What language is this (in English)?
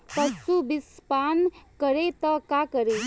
Bhojpuri